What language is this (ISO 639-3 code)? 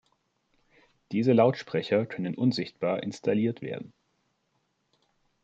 deu